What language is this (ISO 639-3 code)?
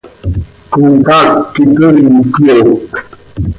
sei